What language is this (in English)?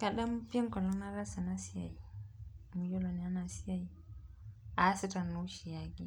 Masai